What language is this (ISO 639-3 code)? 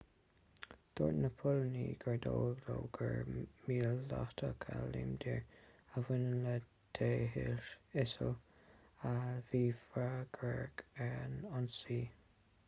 gle